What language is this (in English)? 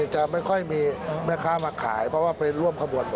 Thai